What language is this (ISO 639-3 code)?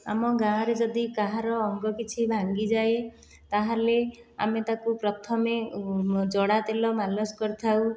ori